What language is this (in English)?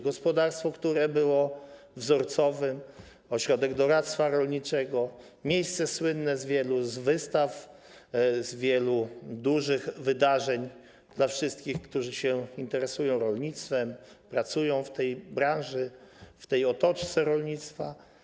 Polish